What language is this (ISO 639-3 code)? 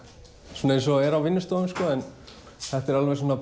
isl